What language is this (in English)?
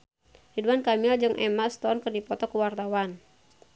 Sundanese